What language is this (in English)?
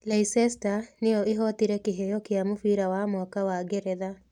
Kikuyu